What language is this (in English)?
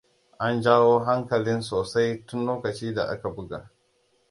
Hausa